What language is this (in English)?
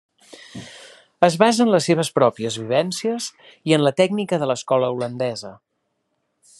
Catalan